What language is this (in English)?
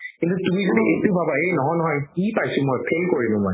Assamese